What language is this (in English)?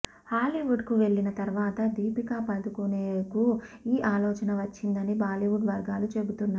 Telugu